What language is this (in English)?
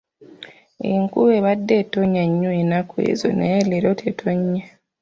Ganda